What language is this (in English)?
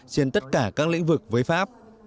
Vietnamese